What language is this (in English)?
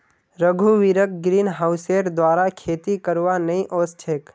Magahi